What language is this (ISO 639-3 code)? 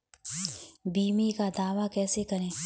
hin